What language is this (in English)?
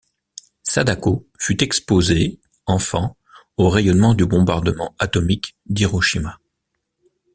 French